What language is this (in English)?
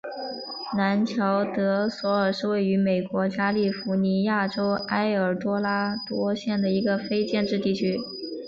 Chinese